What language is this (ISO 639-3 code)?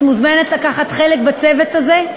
heb